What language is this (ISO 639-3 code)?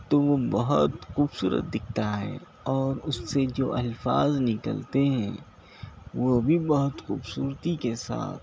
urd